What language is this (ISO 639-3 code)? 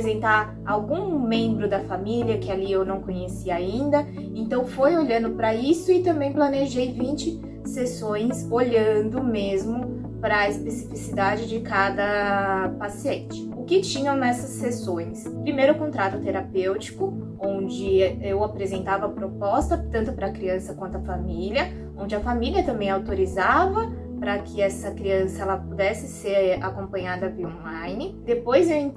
por